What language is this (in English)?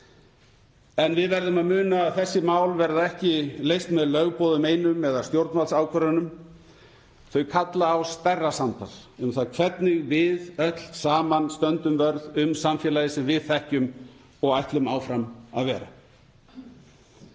Icelandic